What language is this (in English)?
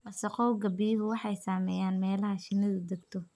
Somali